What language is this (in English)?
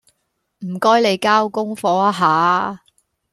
Cantonese